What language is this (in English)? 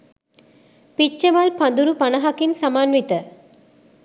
Sinhala